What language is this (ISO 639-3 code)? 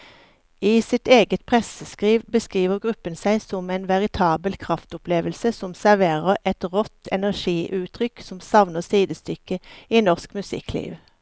nor